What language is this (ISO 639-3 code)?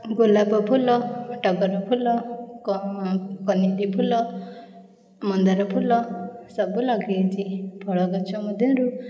ori